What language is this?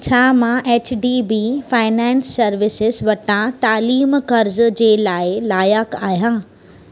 Sindhi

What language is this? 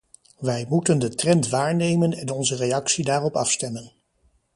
Dutch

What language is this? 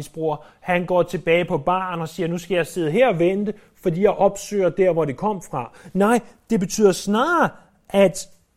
Danish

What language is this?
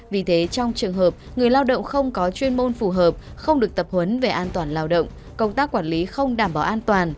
Vietnamese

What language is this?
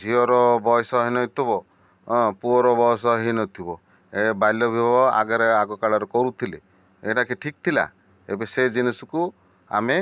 Odia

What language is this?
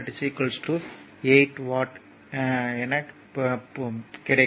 Tamil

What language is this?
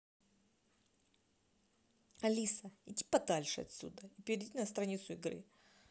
Russian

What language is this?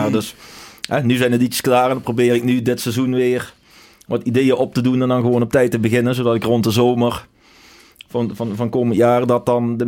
Dutch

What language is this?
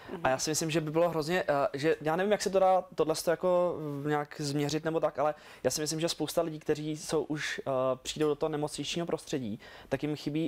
Czech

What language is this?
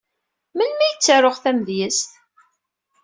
Kabyle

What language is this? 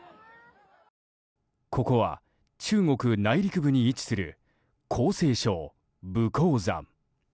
Japanese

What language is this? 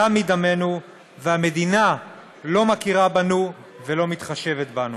Hebrew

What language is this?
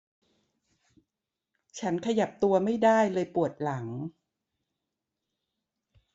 Thai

